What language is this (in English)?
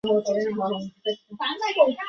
Chinese